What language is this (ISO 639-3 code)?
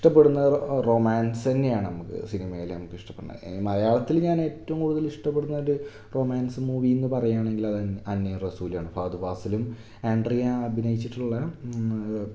mal